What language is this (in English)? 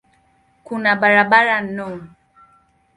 Swahili